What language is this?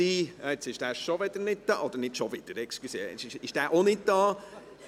Swiss German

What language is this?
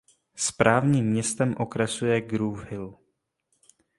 Czech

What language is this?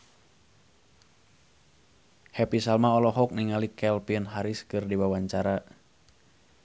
Sundanese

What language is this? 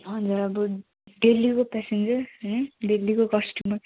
Nepali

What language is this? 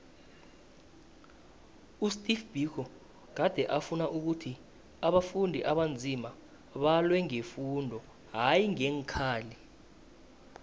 South Ndebele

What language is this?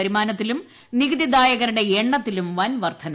Malayalam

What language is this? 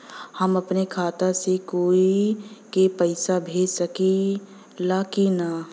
Bhojpuri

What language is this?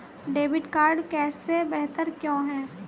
Hindi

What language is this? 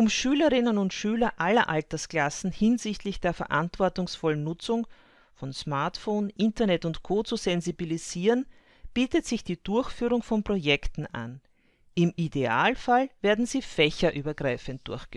German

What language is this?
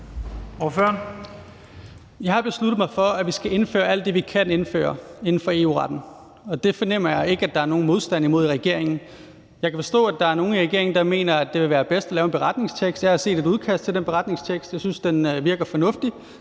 Danish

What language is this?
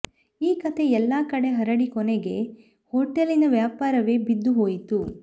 Kannada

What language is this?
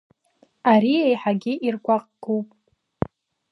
Abkhazian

